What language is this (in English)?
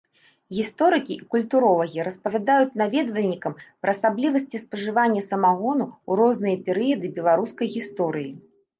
Belarusian